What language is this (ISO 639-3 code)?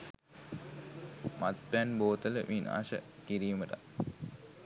sin